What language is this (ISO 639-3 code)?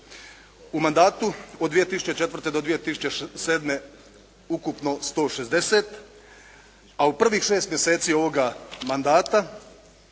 hrv